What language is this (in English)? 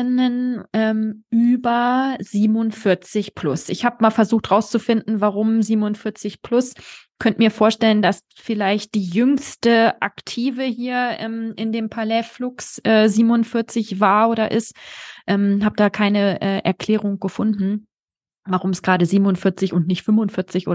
German